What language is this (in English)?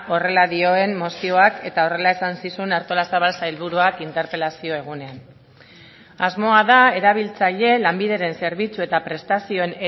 Basque